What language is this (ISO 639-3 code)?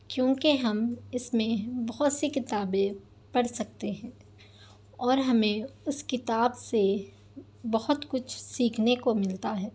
urd